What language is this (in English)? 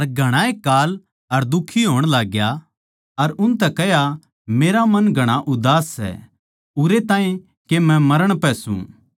Haryanvi